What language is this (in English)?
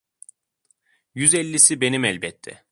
Turkish